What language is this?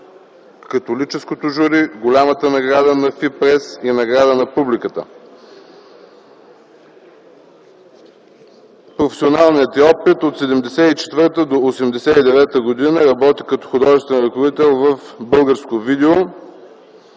Bulgarian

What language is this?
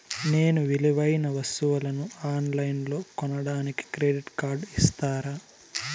Telugu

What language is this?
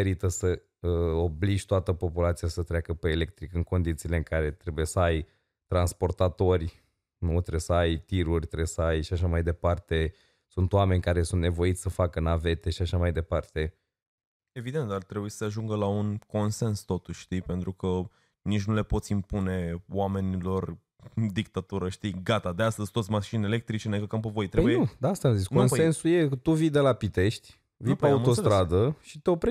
Romanian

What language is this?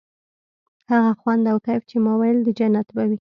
Pashto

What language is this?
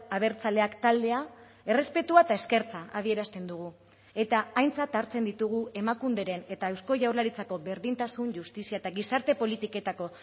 Basque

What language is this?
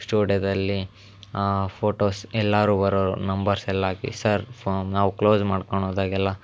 Kannada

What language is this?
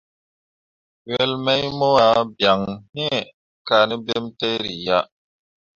Mundang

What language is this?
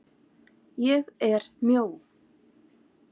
Icelandic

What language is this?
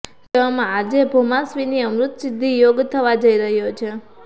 Gujarati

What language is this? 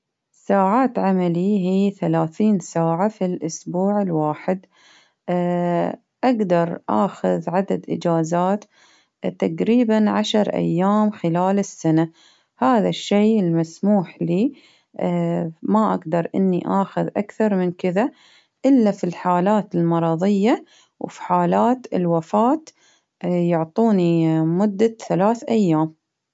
Baharna Arabic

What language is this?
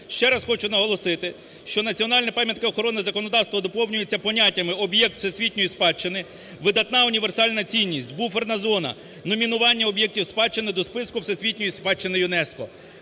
Ukrainian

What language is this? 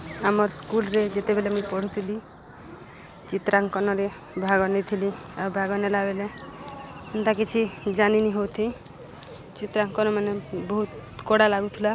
Odia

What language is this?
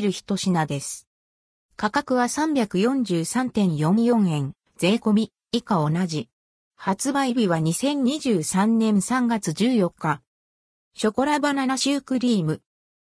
Japanese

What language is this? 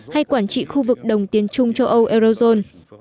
Vietnamese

